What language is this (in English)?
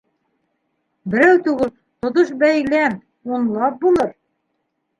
Bashkir